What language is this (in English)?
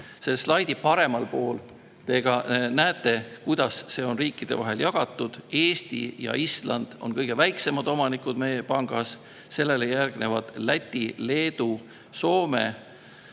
Estonian